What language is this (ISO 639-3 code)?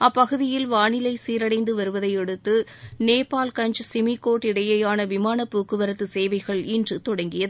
tam